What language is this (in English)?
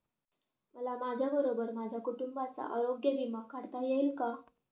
Marathi